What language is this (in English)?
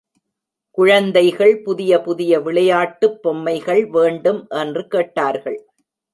Tamil